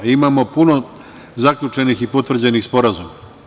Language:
Serbian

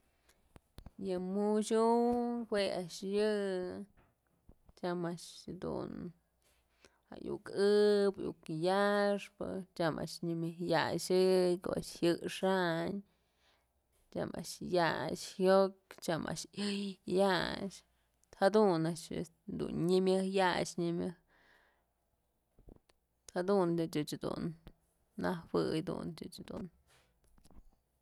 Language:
Mazatlán Mixe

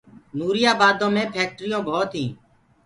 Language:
Gurgula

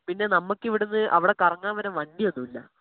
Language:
Malayalam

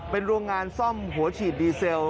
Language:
Thai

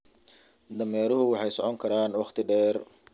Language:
Somali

